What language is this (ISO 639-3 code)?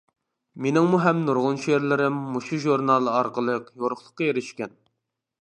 uig